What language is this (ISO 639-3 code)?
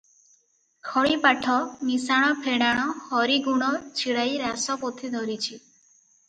ori